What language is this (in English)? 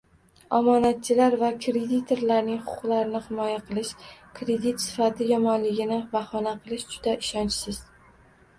Uzbek